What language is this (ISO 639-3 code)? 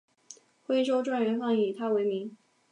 zho